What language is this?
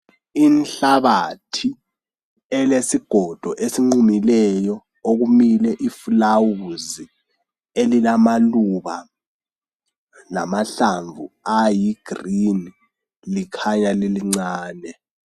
North Ndebele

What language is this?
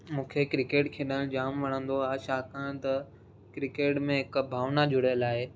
Sindhi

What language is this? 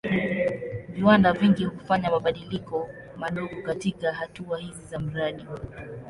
Swahili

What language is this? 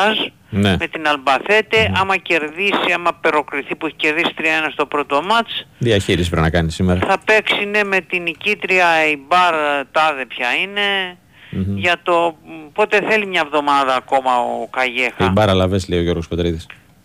Greek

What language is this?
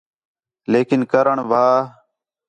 Khetrani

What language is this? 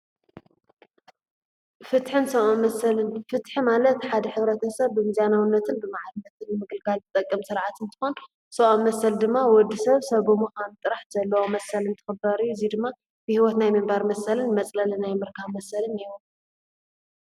Tigrinya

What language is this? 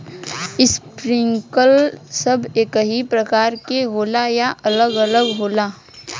Bhojpuri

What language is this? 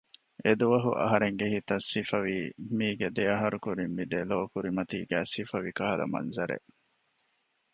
Divehi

